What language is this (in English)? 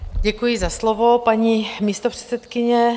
Czech